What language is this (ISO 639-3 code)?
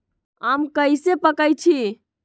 mag